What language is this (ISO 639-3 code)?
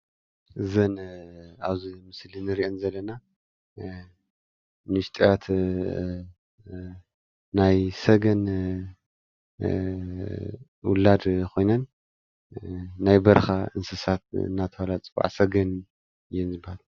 tir